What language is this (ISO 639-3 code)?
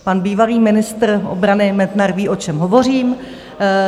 ces